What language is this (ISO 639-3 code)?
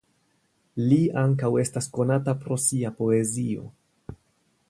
epo